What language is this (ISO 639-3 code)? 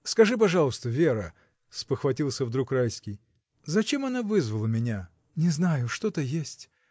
rus